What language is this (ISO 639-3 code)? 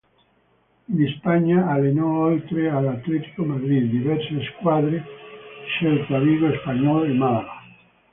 ita